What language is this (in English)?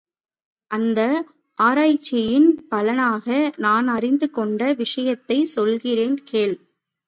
Tamil